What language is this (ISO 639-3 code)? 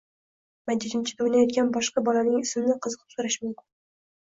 uzb